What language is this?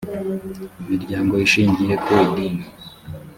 Kinyarwanda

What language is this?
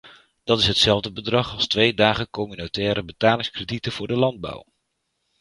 Dutch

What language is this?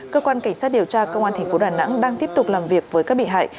Vietnamese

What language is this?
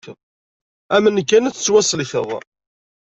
Kabyle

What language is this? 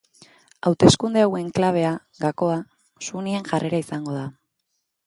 Basque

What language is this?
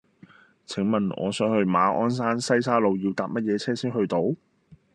Cantonese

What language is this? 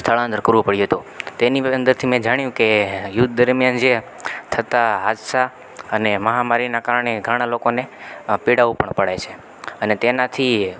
Gujarati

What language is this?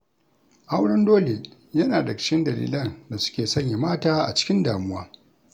Hausa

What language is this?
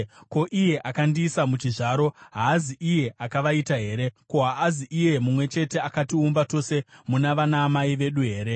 Shona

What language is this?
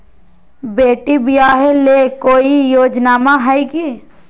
Magahi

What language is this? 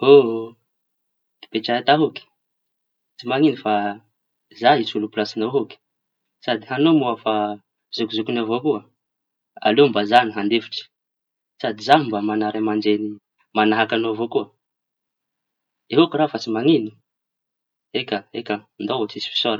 Tanosy Malagasy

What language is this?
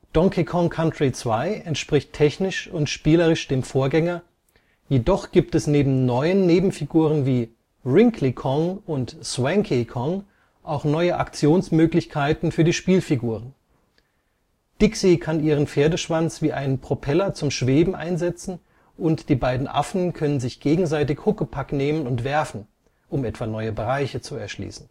German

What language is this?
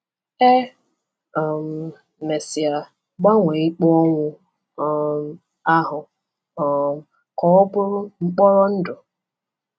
Igbo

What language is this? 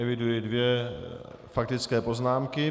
Czech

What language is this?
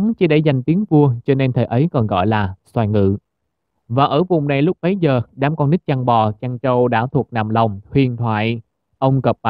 Vietnamese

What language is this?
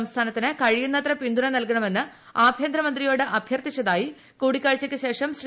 Malayalam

